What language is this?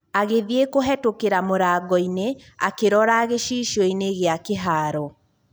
Kikuyu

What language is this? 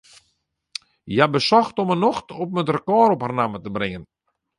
Western Frisian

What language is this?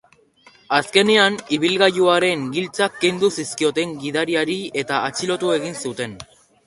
Basque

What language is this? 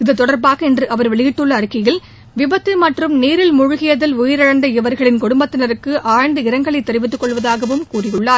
Tamil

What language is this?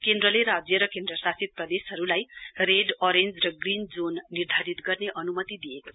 Nepali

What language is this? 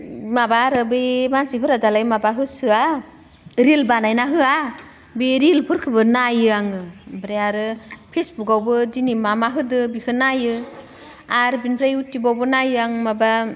Bodo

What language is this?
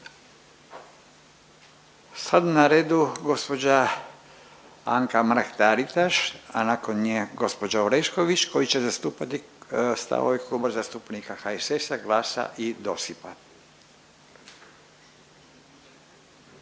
Croatian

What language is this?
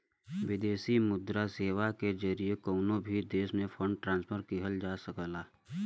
Bhojpuri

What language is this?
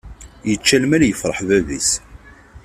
Kabyle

